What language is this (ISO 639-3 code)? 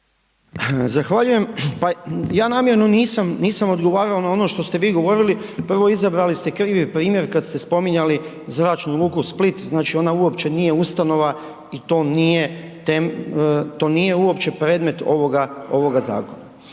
hrv